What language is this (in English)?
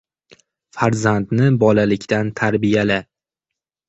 Uzbek